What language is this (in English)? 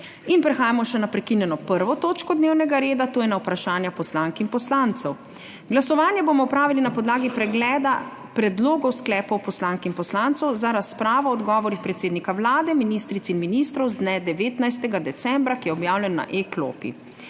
Slovenian